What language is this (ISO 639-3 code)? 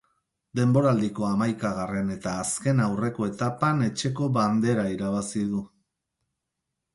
eus